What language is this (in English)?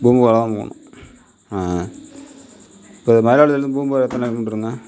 Tamil